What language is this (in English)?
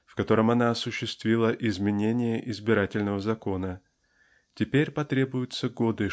Russian